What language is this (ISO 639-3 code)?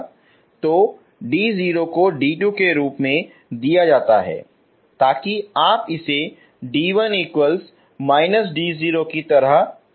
hin